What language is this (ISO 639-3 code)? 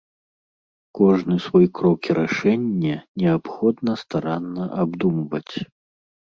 bel